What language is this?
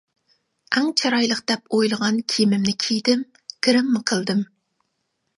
Uyghur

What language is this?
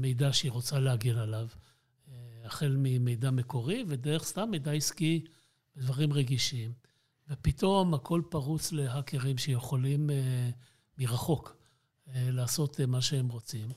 Hebrew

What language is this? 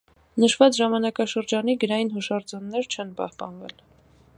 Armenian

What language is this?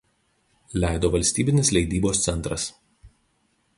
Lithuanian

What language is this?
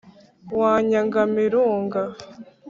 Kinyarwanda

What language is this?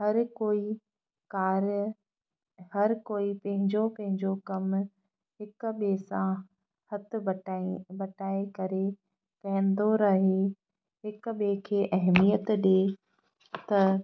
Sindhi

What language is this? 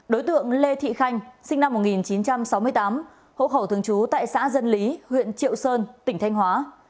Vietnamese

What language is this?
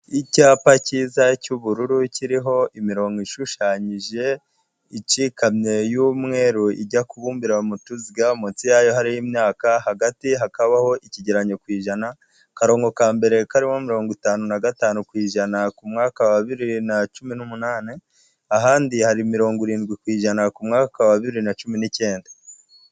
Kinyarwanda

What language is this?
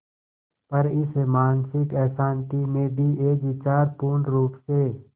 Hindi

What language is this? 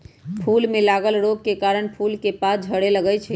Magahi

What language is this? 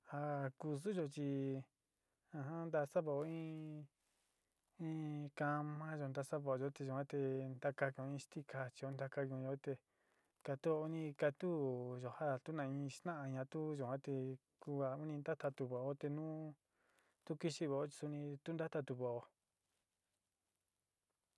Sinicahua Mixtec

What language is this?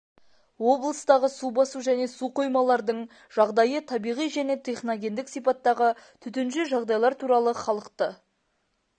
Kazakh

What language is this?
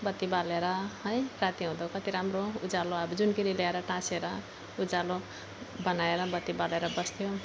Nepali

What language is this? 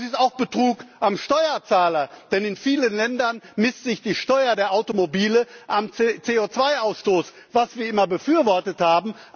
German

